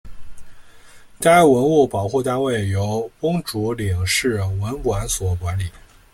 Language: Chinese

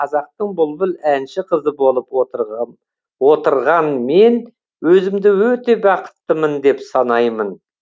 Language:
Kazakh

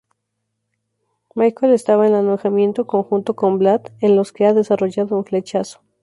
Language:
Spanish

